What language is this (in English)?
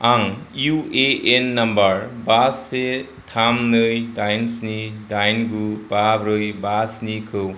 Bodo